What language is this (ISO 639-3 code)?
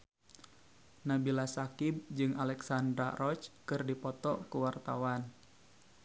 sun